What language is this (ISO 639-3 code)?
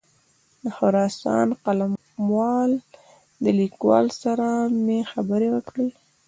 pus